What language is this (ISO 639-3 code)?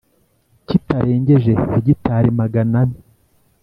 kin